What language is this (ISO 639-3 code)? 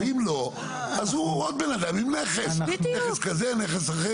heb